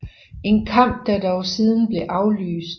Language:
Danish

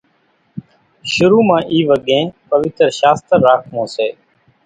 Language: Kachi Koli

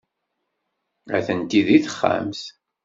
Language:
Kabyle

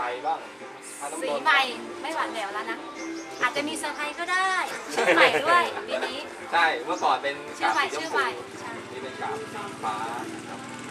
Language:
Thai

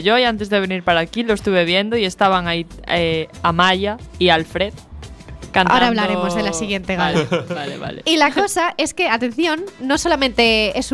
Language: Spanish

